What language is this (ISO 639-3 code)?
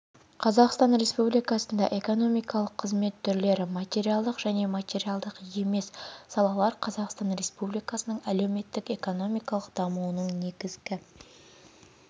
kaz